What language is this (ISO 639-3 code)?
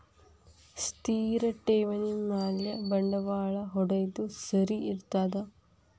kan